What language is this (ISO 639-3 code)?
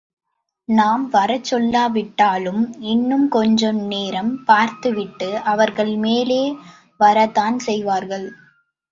tam